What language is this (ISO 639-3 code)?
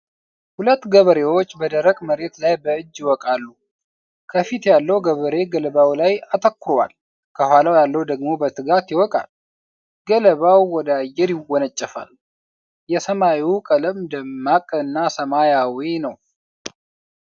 amh